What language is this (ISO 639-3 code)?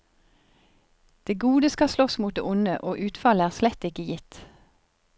nor